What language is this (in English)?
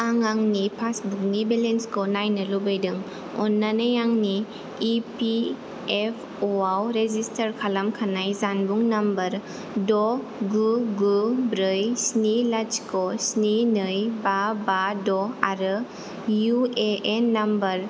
Bodo